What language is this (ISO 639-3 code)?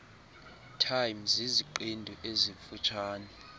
xho